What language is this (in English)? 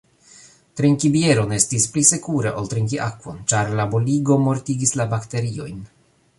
Esperanto